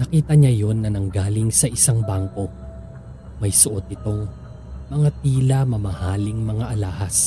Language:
Filipino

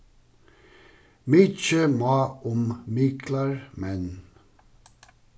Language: Faroese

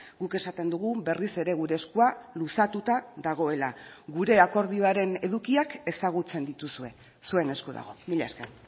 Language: Basque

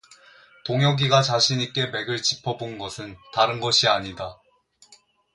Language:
Korean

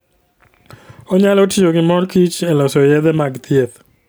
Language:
Luo (Kenya and Tanzania)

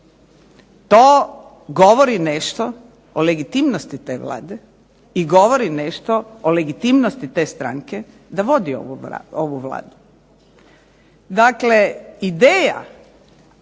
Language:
Croatian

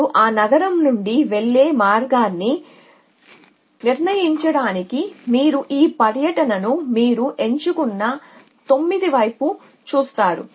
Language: Telugu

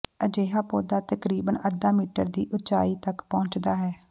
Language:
Punjabi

